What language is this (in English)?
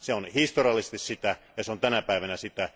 Finnish